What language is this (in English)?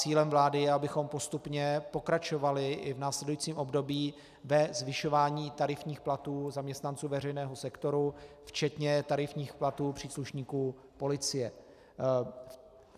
Czech